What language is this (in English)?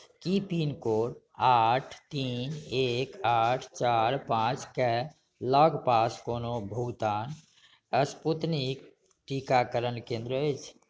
Maithili